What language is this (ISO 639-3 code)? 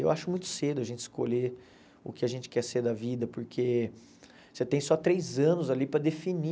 por